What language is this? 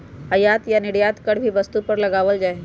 Magahi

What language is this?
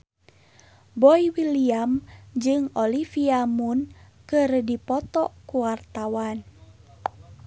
Sundanese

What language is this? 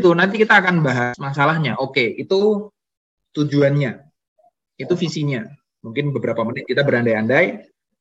Indonesian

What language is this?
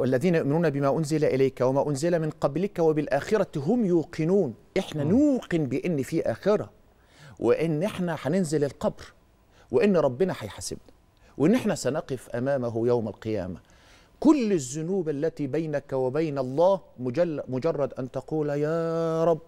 Arabic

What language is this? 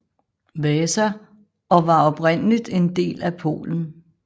Danish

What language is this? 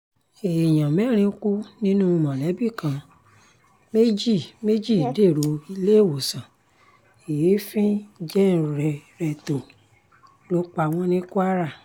Yoruba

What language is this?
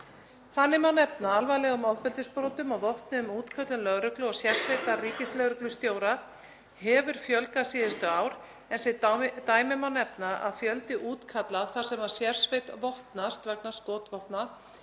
Icelandic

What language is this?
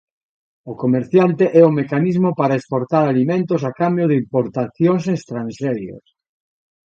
Galician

